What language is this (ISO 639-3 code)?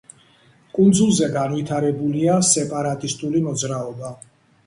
kat